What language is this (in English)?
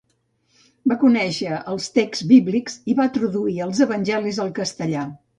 Catalan